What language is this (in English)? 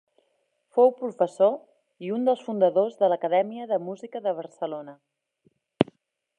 Catalan